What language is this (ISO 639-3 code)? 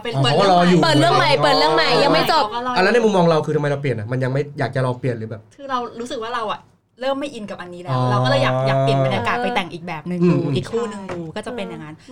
tha